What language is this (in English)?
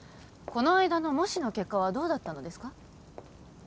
Japanese